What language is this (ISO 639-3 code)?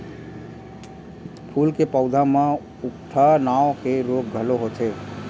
hne